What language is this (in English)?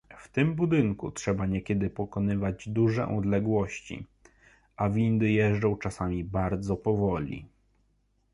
Polish